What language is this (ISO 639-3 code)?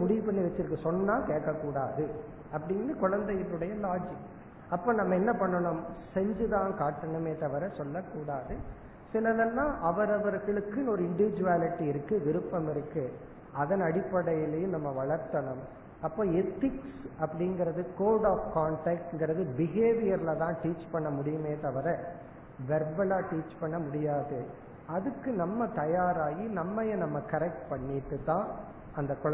tam